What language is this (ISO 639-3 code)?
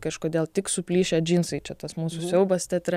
lit